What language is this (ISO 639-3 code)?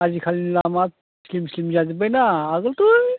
brx